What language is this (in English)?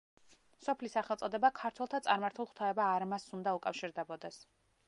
Georgian